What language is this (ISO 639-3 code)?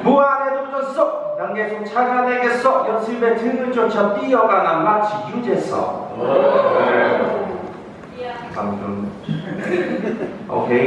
kor